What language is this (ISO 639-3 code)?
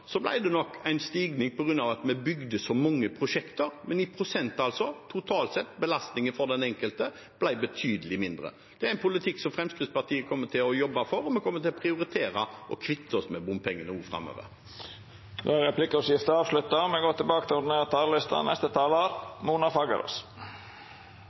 nor